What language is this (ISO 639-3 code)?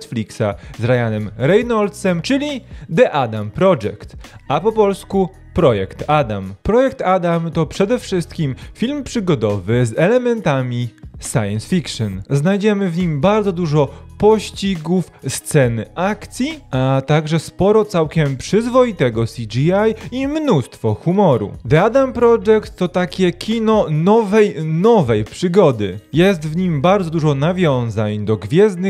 pol